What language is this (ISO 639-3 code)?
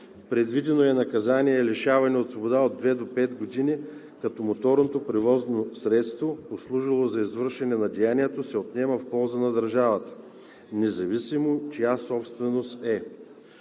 bul